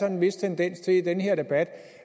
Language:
Danish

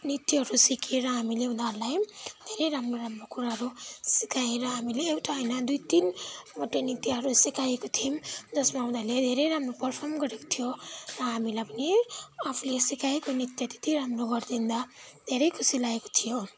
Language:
Nepali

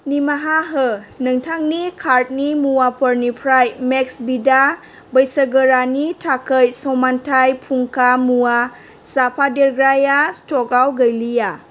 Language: Bodo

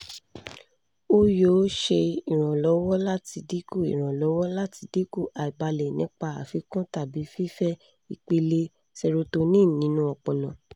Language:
Yoruba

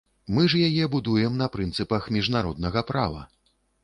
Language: Belarusian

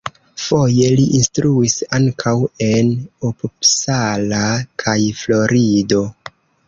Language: Esperanto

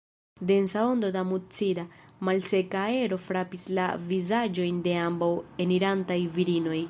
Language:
Esperanto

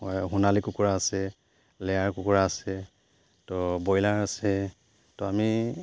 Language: Assamese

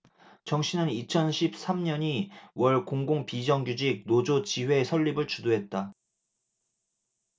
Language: Korean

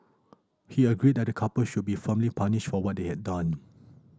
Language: English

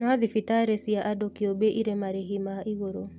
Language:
Kikuyu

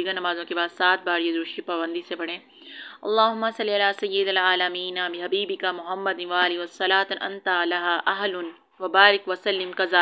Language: Arabic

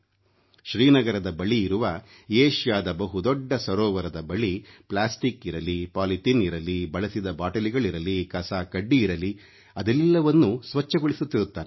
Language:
Kannada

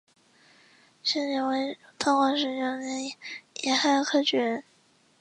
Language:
Chinese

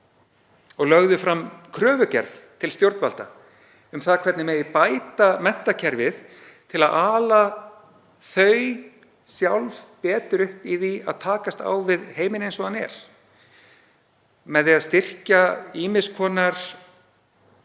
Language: Icelandic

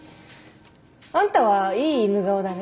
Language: Japanese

